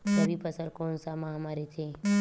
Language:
Chhattisgarhi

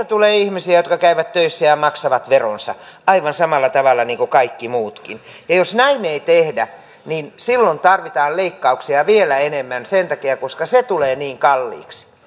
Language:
Finnish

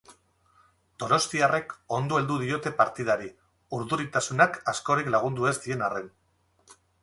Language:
Basque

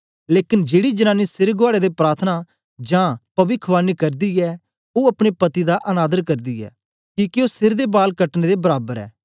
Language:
Dogri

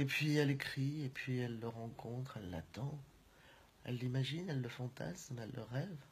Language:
French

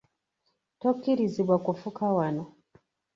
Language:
Ganda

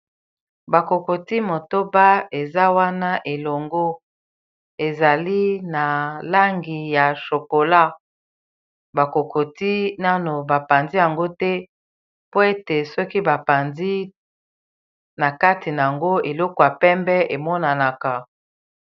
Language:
Lingala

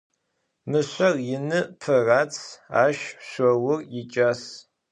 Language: Adyghe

